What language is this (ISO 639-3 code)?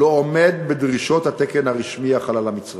heb